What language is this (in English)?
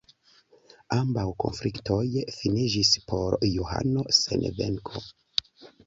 Esperanto